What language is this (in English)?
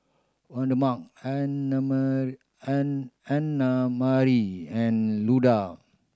English